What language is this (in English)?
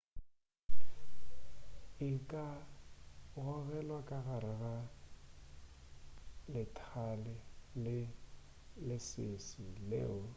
Northern Sotho